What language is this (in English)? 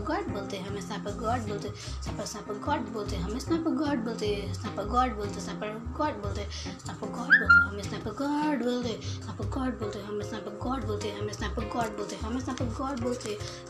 Hindi